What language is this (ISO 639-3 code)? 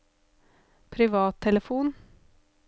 nor